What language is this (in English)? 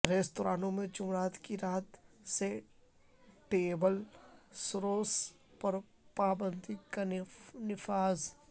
Urdu